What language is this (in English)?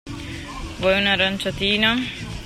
Italian